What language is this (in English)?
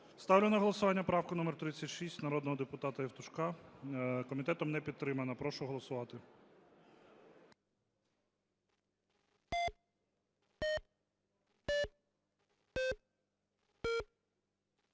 Ukrainian